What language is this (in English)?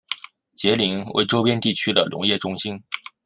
Chinese